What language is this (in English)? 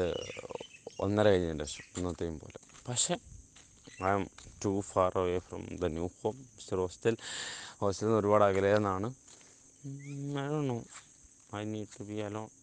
Malayalam